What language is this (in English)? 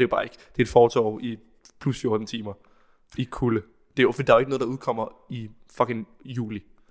Danish